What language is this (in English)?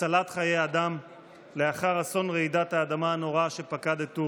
Hebrew